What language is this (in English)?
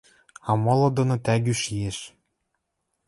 Western Mari